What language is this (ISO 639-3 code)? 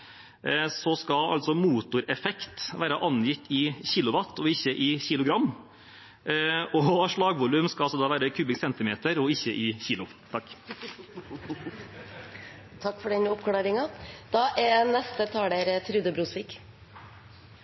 nor